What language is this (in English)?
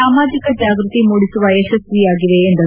Kannada